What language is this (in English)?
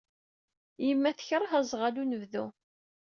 Kabyle